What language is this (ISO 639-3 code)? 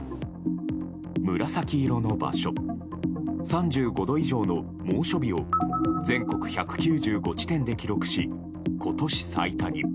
jpn